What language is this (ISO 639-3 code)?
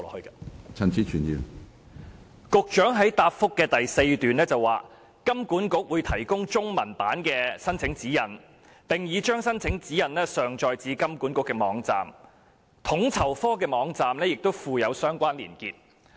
yue